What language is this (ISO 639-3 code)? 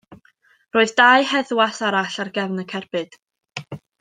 cym